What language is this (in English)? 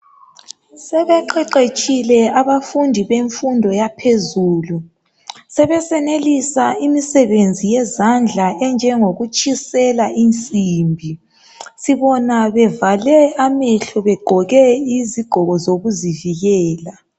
North Ndebele